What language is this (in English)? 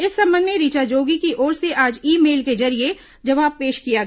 Hindi